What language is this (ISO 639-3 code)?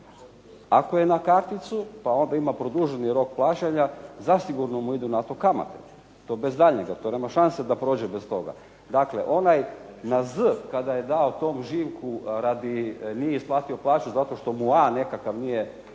hrv